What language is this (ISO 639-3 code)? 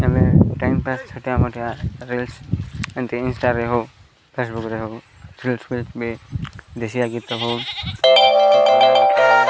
ori